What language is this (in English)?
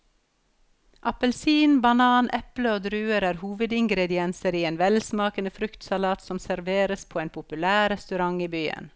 Norwegian